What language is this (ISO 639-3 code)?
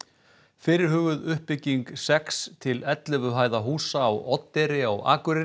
isl